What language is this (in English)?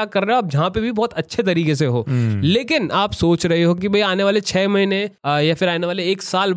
Hindi